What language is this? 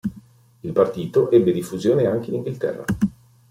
Italian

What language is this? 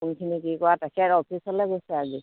Assamese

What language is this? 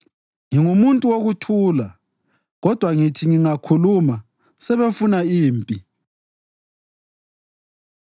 North Ndebele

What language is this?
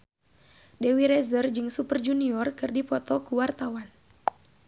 Sundanese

